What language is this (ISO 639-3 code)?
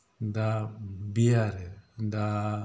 brx